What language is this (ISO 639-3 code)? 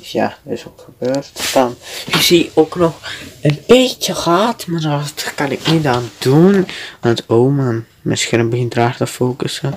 nld